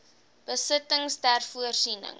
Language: Afrikaans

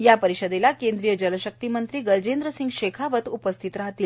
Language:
Marathi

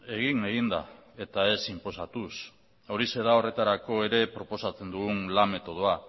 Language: Basque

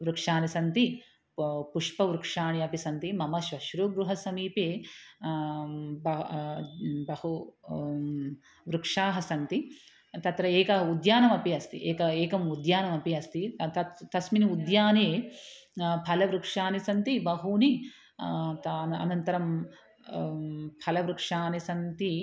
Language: Sanskrit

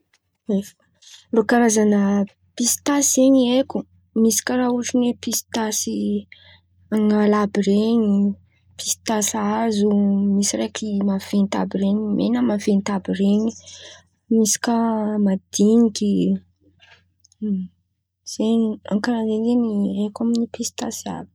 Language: Antankarana Malagasy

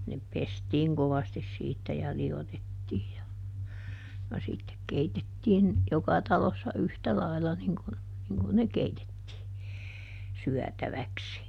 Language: Finnish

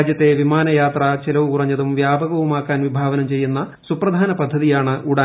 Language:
Malayalam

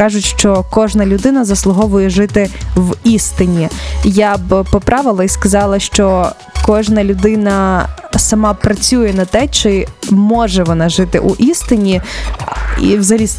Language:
Ukrainian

